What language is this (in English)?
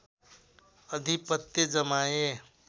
Nepali